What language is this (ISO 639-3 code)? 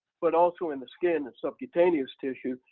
eng